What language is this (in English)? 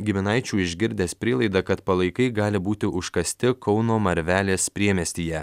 Lithuanian